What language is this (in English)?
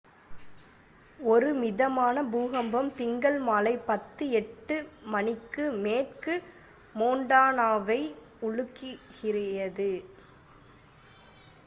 Tamil